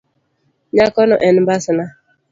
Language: Luo (Kenya and Tanzania)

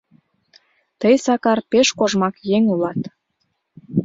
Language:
Mari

